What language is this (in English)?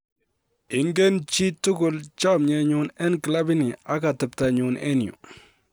Kalenjin